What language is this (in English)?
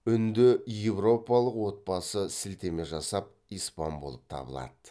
Kazakh